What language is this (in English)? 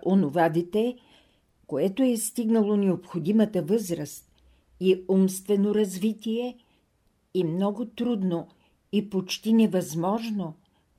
Bulgarian